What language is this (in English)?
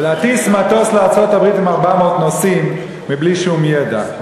Hebrew